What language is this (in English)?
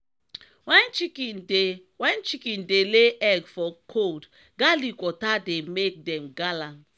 Nigerian Pidgin